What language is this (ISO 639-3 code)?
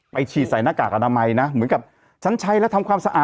tha